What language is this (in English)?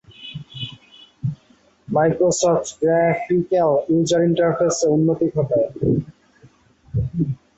Bangla